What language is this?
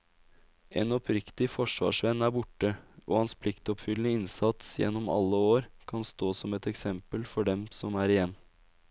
Norwegian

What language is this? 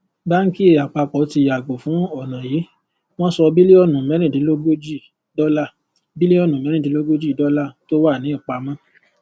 Yoruba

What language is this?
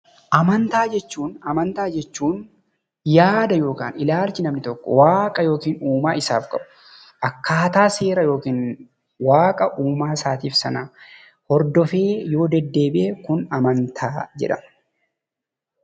Oromo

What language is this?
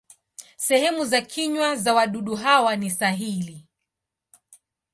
Swahili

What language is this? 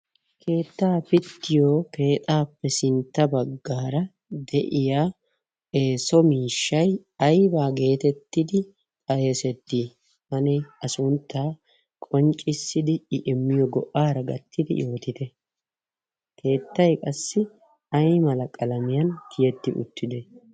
Wolaytta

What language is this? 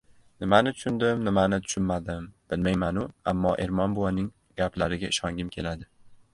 Uzbek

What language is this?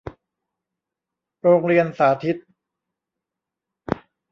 Thai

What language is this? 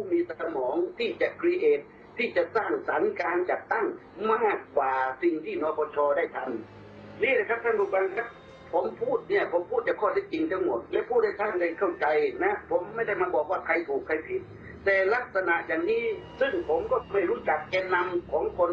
Thai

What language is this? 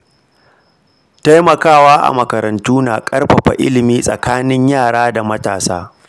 Hausa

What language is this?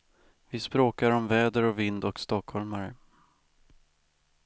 Swedish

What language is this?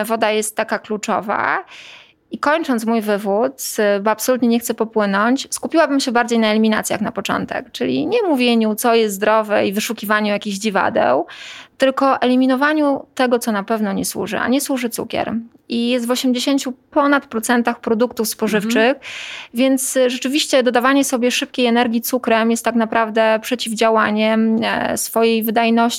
Polish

